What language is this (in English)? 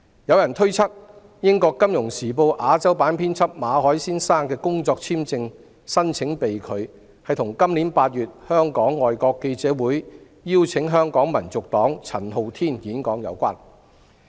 Cantonese